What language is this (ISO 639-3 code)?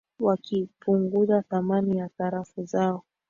swa